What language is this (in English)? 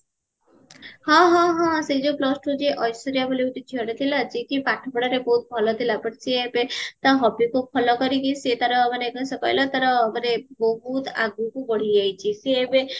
Odia